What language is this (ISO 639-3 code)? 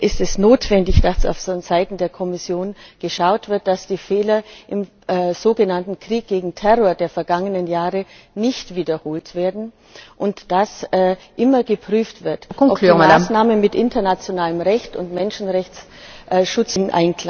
deu